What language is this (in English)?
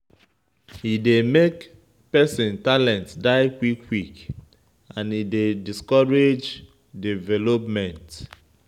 Nigerian Pidgin